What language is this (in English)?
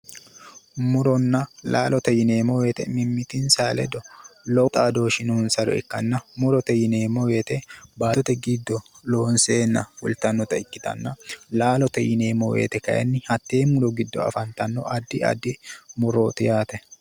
Sidamo